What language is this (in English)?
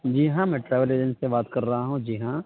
Urdu